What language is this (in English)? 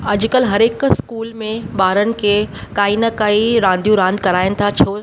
Sindhi